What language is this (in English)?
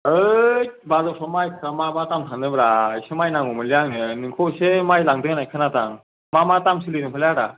Bodo